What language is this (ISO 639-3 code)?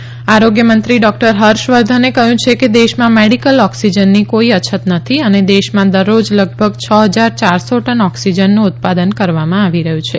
guj